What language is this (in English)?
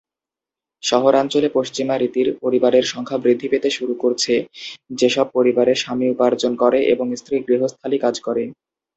Bangla